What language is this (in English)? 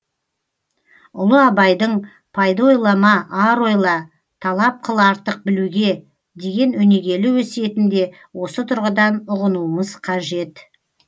Kazakh